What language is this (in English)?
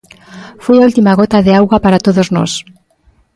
Galician